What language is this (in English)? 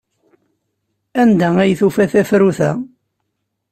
Kabyle